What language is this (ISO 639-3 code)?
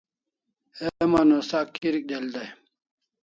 kls